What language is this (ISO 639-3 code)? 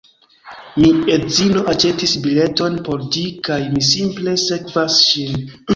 epo